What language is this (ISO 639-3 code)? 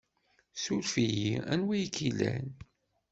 kab